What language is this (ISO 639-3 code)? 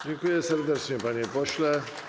pol